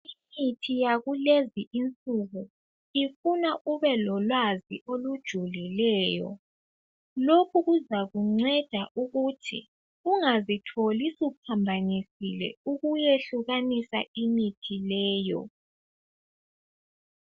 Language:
North Ndebele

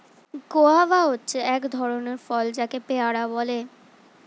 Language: Bangla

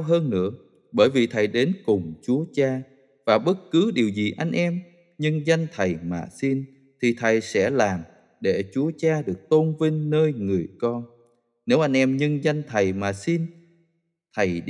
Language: Vietnamese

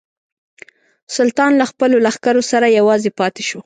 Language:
Pashto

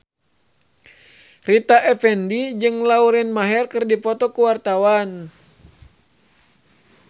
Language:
Sundanese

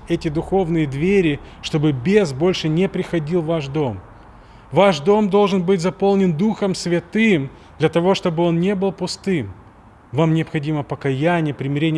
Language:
Russian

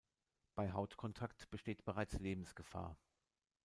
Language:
German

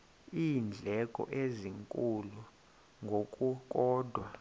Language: Xhosa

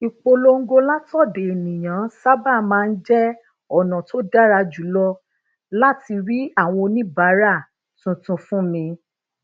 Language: Yoruba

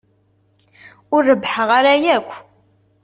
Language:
Kabyle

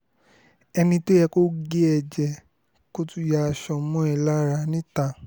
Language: Yoruba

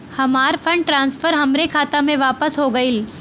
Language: Bhojpuri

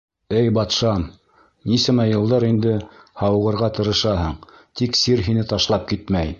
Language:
Bashkir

